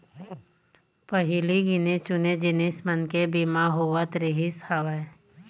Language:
Chhattisgarhi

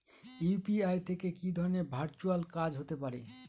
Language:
Bangla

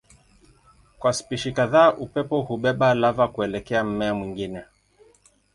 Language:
Swahili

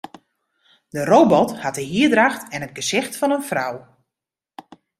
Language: Western Frisian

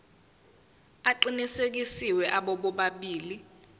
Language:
Zulu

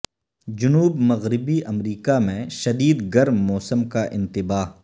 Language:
Urdu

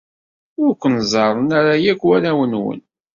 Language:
Kabyle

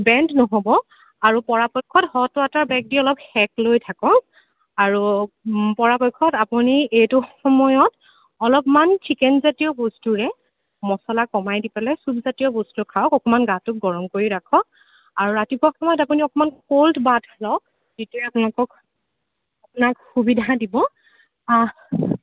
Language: Assamese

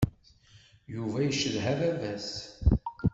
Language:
Kabyle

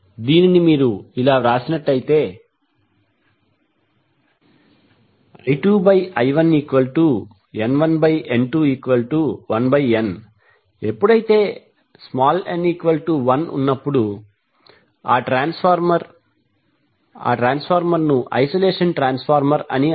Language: Telugu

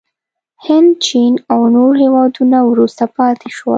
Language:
Pashto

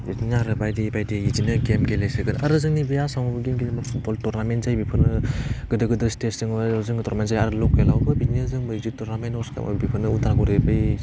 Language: Bodo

